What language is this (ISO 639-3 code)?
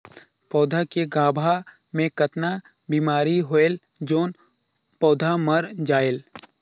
hne